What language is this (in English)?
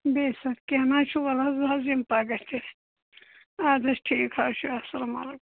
Kashmiri